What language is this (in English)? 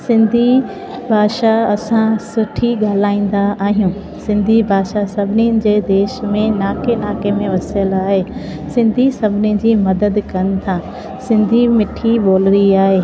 Sindhi